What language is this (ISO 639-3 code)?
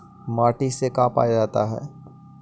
mag